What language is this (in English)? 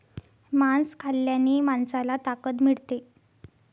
Marathi